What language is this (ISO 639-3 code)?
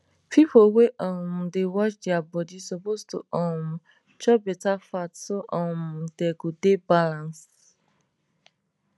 pcm